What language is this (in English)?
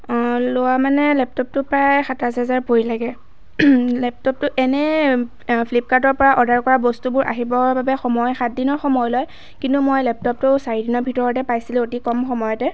Assamese